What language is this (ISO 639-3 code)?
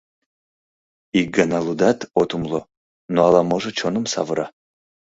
chm